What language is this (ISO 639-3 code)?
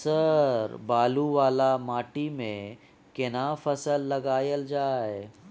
mai